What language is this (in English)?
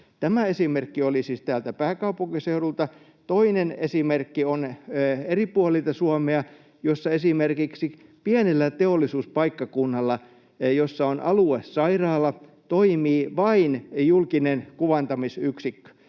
Finnish